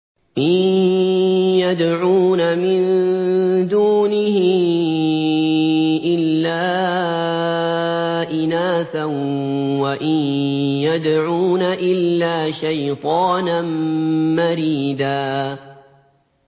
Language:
Arabic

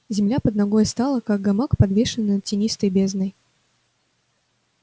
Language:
Russian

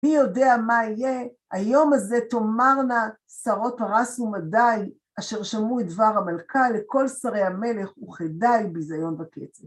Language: Hebrew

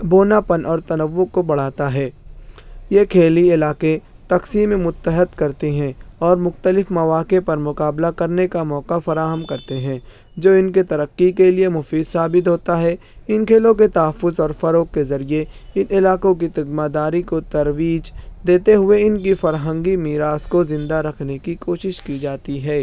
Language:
Urdu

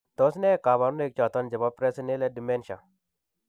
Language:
Kalenjin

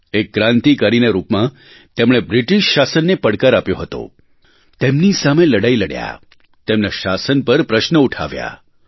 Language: Gujarati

